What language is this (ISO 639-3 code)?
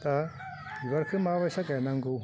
brx